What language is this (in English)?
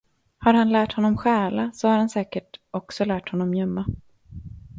Swedish